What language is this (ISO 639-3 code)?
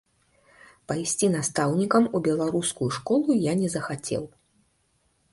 bel